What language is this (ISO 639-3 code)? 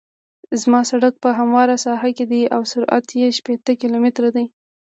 pus